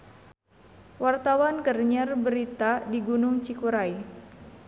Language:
Sundanese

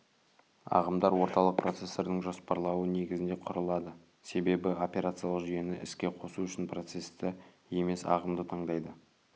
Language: Kazakh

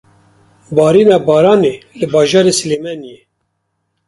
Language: Kurdish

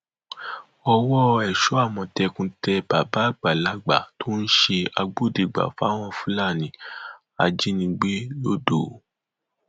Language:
Yoruba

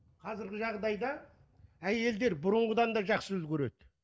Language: Kazakh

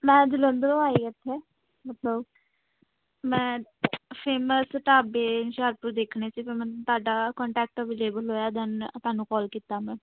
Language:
Punjabi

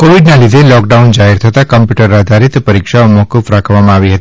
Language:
Gujarati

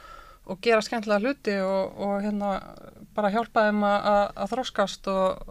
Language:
Dutch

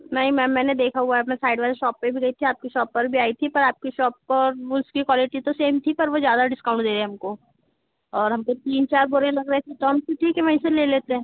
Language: Hindi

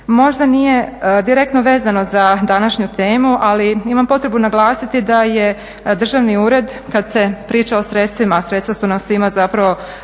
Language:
Croatian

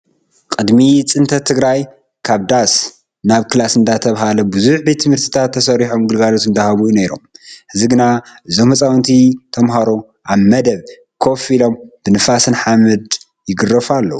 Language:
Tigrinya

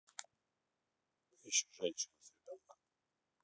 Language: Russian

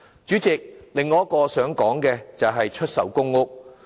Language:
Cantonese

